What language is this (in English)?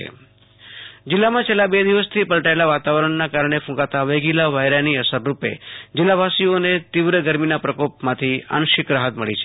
Gujarati